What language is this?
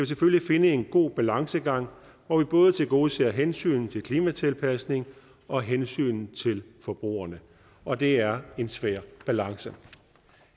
Danish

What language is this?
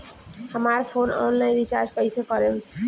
Bhojpuri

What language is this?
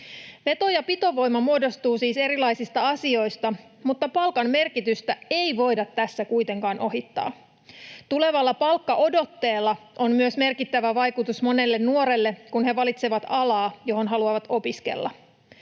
Finnish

